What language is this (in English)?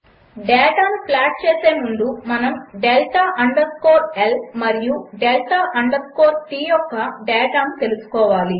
Telugu